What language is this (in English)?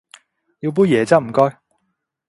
Cantonese